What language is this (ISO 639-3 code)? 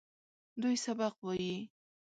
pus